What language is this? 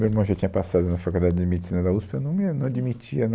Portuguese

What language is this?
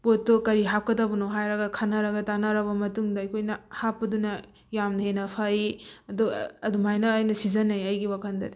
Manipuri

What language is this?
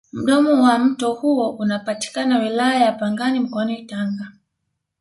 Swahili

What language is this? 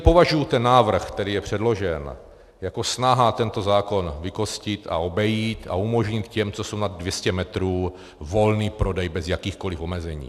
Czech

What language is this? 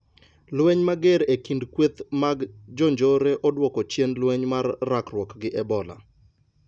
Luo (Kenya and Tanzania)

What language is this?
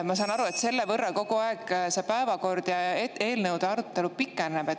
Estonian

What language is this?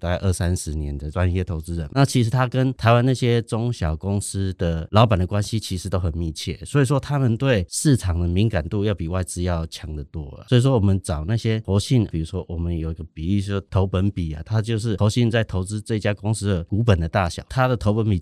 Chinese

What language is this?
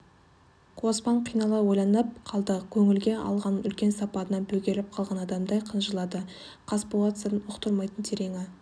Kazakh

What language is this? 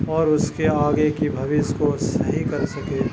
Urdu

